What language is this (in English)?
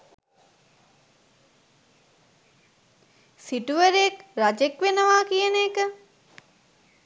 Sinhala